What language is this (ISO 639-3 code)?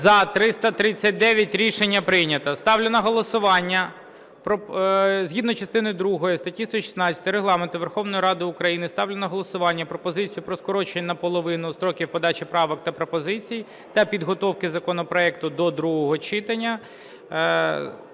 ukr